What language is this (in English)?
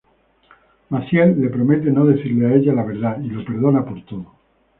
Spanish